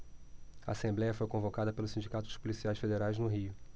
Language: Portuguese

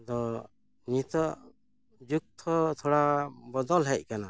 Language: Santali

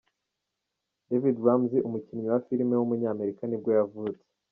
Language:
Kinyarwanda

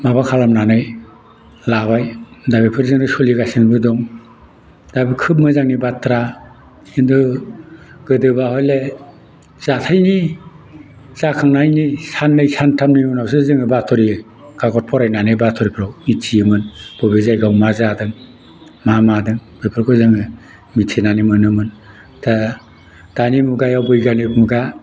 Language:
Bodo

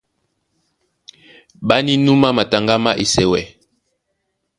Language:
Duala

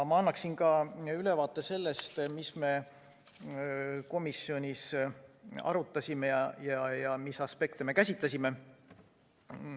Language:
Estonian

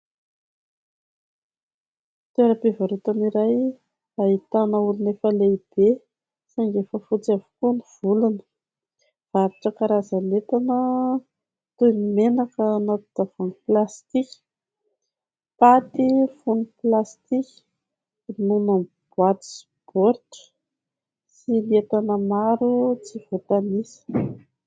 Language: Malagasy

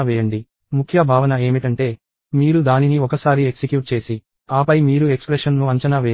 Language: Telugu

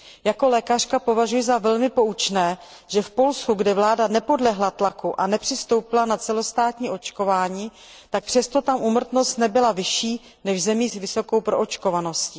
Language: Czech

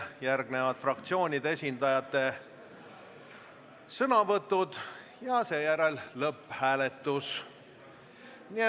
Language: Estonian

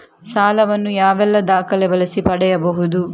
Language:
Kannada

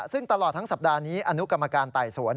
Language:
Thai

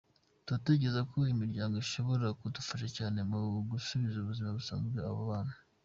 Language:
Kinyarwanda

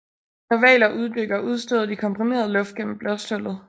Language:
Danish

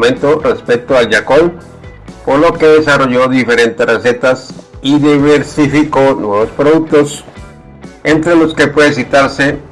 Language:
Spanish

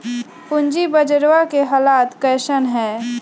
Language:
Magahi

